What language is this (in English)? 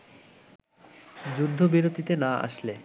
Bangla